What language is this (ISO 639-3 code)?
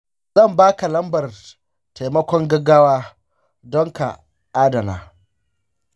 hau